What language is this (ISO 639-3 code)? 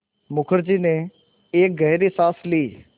hin